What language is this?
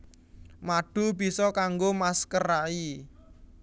Javanese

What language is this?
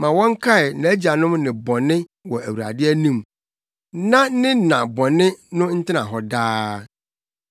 Akan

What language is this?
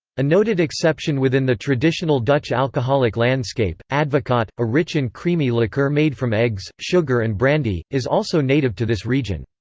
English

